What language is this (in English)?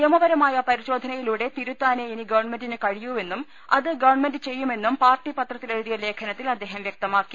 Malayalam